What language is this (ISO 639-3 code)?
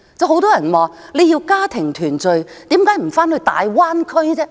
yue